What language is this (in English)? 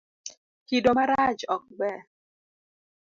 Luo (Kenya and Tanzania)